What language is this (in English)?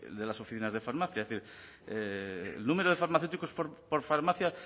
Spanish